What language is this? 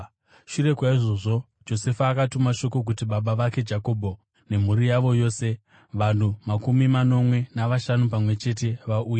Shona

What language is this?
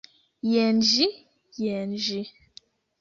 Esperanto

